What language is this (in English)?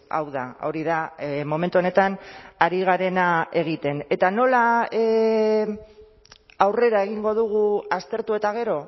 Basque